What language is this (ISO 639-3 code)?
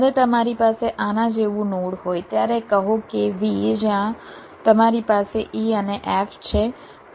guj